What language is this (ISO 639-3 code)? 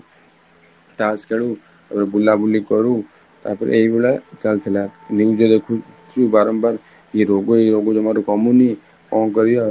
ori